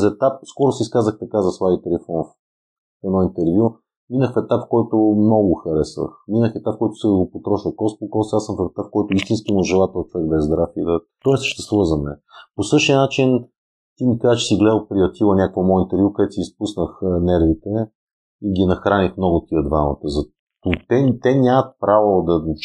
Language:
Bulgarian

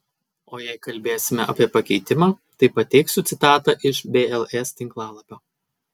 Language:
Lithuanian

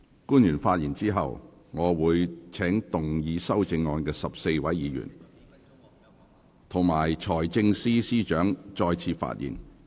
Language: Cantonese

